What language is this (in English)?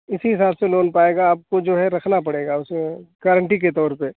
Hindi